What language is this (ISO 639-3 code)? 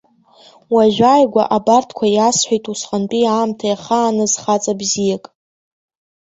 abk